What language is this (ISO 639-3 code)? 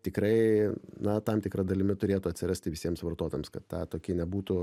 lit